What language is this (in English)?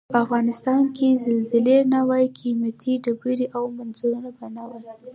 Pashto